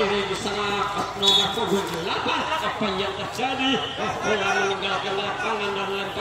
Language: Indonesian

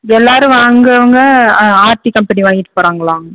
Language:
Tamil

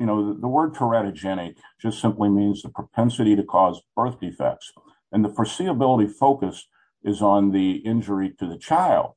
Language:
English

